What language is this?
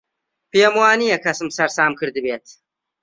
Central Kurdish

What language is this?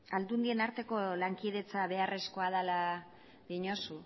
Basque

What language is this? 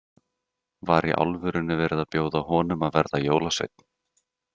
Icelandic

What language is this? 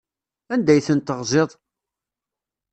Kabyle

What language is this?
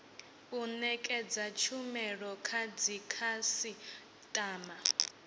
Venda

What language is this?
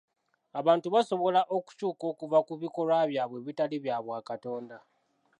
Ganda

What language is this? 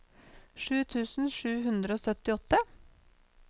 Norwegian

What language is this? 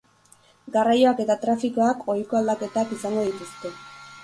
Basque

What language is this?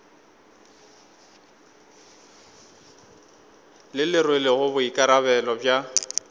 Northern Sotho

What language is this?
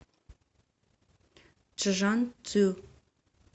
Russian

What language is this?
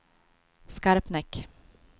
Swedish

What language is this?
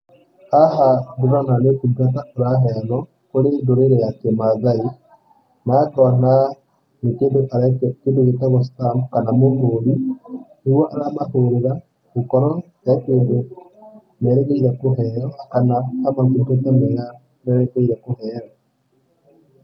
Kikuyu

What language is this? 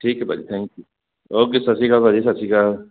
Punjabi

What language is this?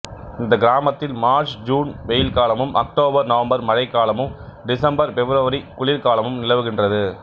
Tamil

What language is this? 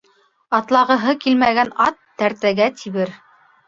Bashkir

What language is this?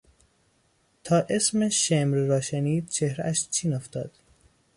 Persian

